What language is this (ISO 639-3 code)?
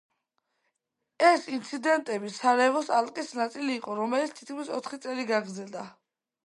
kat